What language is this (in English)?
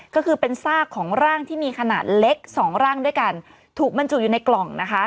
Thai